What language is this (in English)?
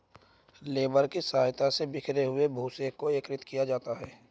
Hindi